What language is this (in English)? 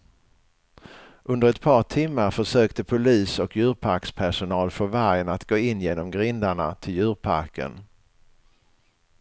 Swedish